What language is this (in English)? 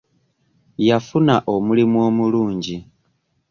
Ganda